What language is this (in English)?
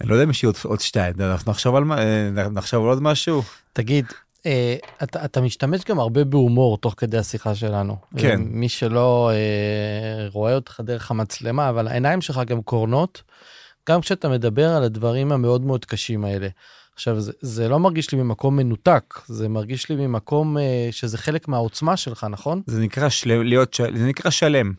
Hebrew